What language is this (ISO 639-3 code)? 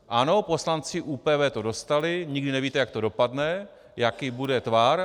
ces